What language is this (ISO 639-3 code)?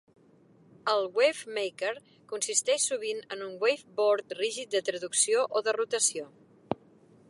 cat